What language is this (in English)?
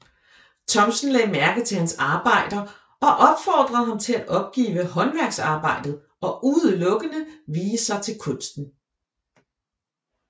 Danish